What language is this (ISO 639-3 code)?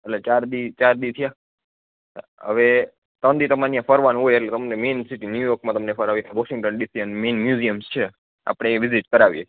guj